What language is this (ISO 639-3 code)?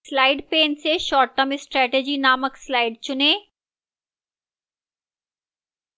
hin